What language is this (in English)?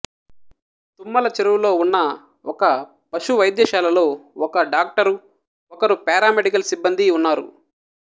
Telugu